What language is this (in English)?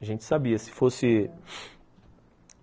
Portuguese